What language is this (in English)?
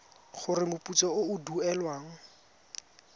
Tswana